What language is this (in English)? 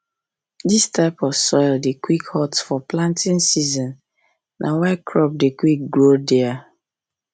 Nigerian Pidgin